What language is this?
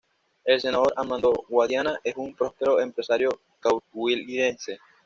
Spanish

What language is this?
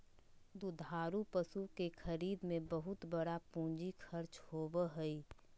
Magahi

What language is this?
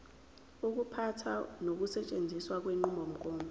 Zulu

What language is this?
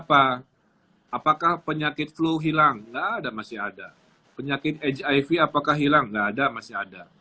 Indonesian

